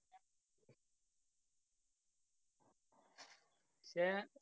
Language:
Malayalam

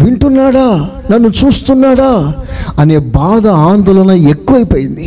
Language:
Telugu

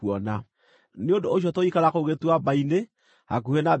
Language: Kikuyu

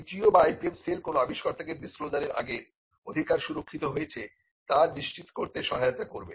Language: Bangla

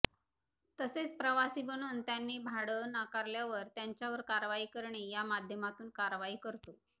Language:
Marathi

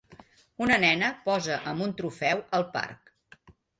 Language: Catalan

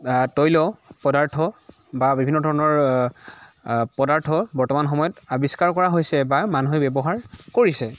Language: Assamese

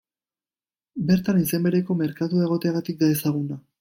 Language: Basque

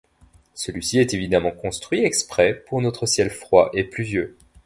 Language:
French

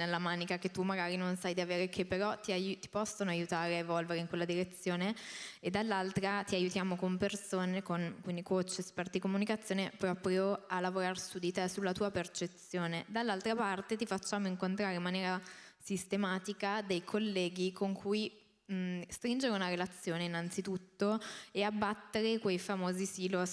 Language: Italian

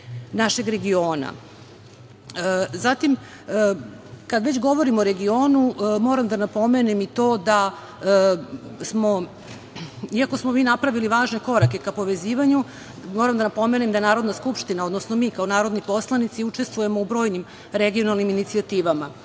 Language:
Serbian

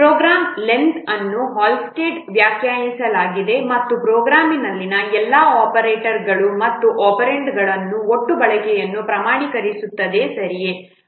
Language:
Kannada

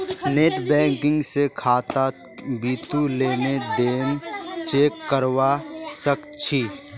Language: Magahi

